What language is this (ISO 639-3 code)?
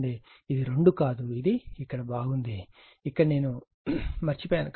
tel